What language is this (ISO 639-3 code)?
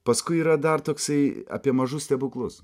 lit